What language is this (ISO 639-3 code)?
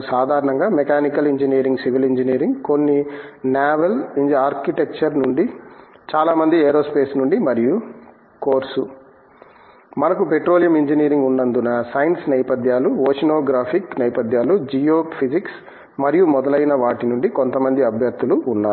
tel